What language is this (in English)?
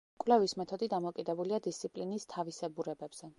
Georgian